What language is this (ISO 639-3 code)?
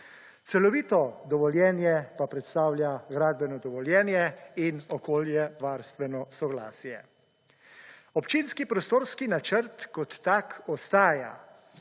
slv